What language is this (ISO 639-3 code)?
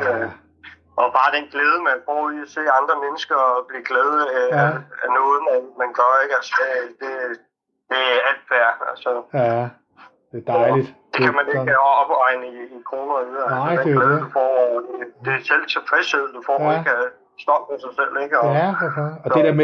dan